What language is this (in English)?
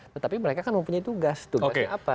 Indonesian